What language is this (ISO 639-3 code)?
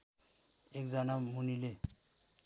nep